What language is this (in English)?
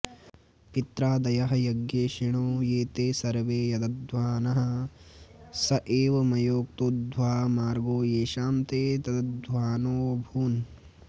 Sanskrit